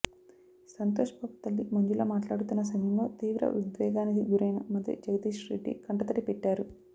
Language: Telugu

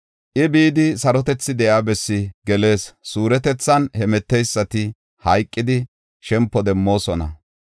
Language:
Gofa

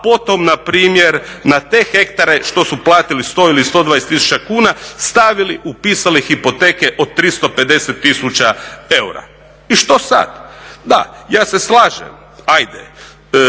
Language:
Croatian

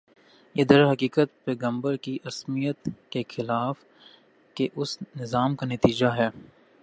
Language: Urdu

